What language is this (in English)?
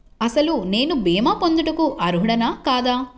Telugu